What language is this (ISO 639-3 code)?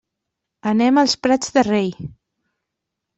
cat